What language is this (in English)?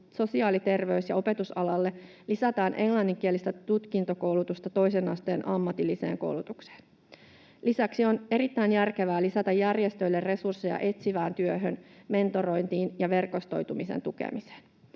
Finnish